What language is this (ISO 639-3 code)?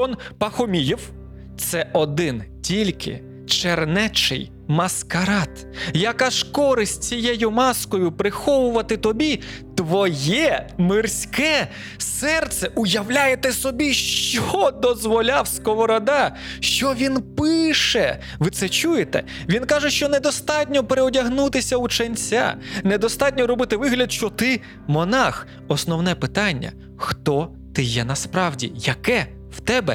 ukr